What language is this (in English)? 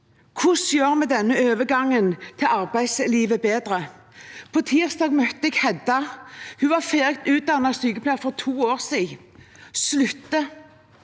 Norwegian